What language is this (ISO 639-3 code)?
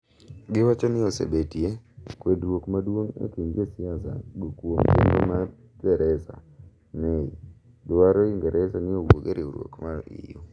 luo